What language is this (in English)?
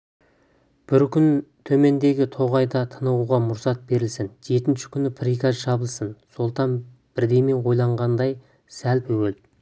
Kazakh